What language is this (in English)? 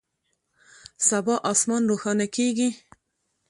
Pashto